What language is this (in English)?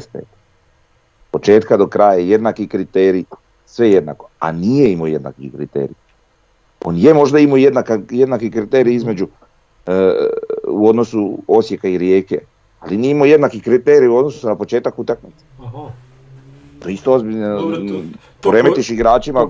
Croatian